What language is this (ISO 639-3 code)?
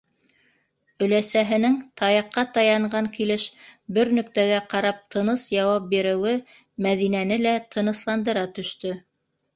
bak